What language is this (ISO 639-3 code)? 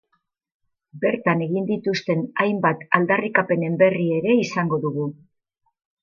eus